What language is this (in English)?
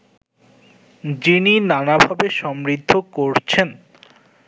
Bangla